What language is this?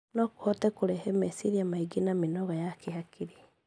Kikuyu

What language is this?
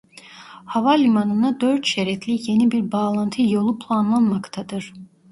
Turkish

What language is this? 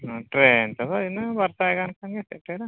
Santali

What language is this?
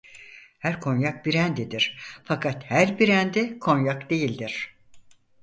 Turkish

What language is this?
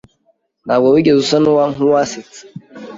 Kinyarwanda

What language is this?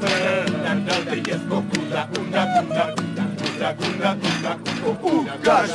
Romanian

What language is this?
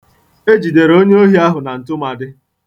Igbo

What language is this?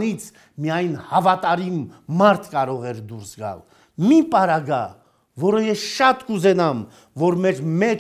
Turkish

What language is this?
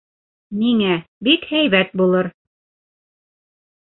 Bashkir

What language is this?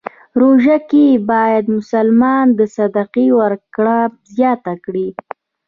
Pashto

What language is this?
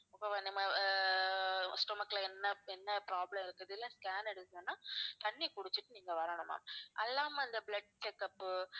Tamil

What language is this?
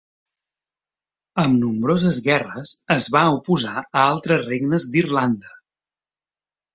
Catalan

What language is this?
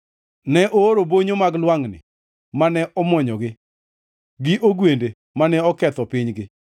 Luo (Kenya and Tanzania)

